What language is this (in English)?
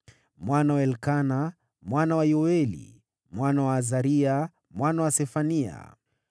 Swahili